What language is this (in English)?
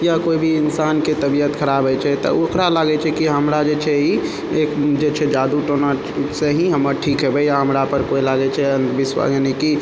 Maithili